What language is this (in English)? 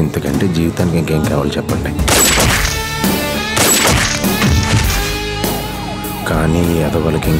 Hindi